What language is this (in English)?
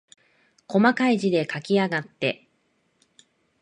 Japanese